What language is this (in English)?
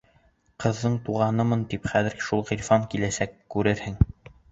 Bashkir